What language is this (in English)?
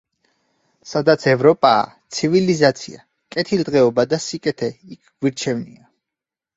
Georgian